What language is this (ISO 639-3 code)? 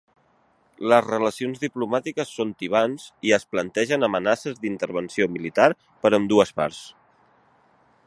cat